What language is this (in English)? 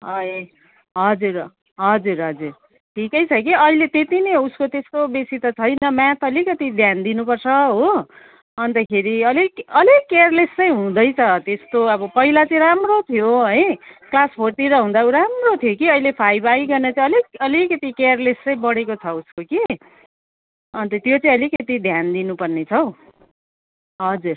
Nepali